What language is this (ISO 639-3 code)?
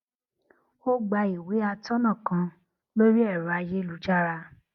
yor